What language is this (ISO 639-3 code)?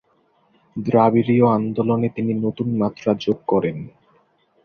ben